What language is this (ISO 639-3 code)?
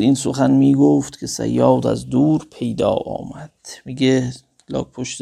fas